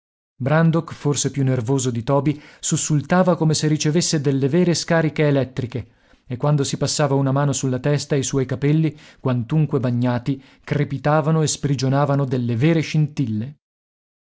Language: Italian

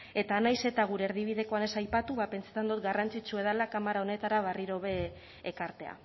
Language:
Basque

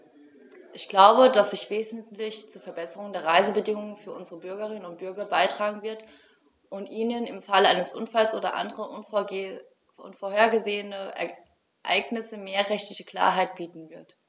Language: German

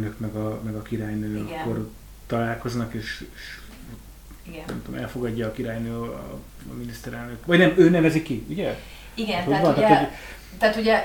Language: Hungarian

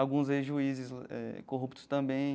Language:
Portuguese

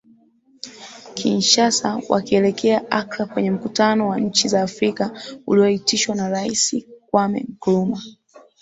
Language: Swahili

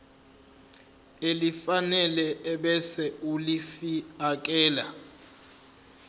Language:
Zulu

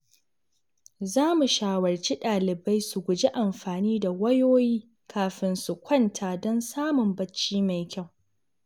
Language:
Hausa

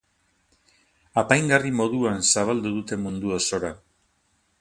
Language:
Basque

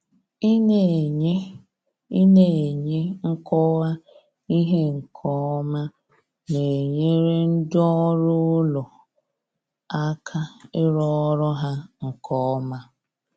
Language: Igbo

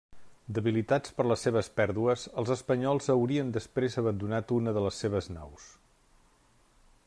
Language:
Catalan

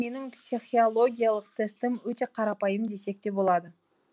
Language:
Kazakh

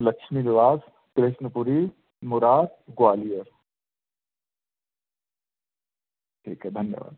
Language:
Hindi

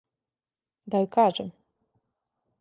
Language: Serbian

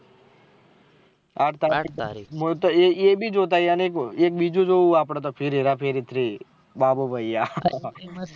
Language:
Gujarati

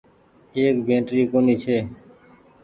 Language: Goaria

